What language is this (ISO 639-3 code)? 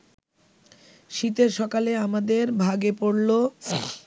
ben